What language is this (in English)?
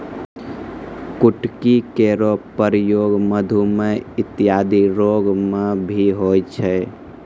Maithili